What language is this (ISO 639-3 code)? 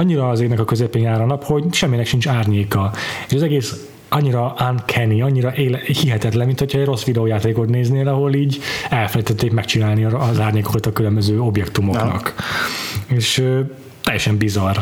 hun